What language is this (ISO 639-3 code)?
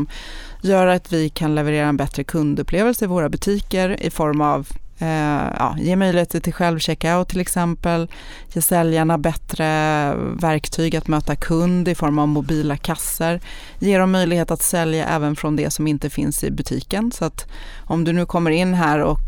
swe